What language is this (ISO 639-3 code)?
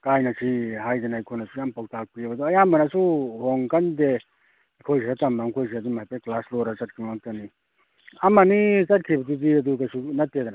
mni